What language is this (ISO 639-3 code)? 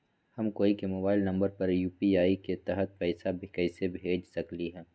mag